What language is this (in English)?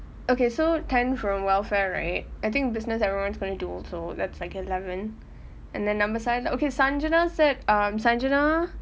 English